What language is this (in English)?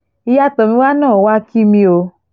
Yoruba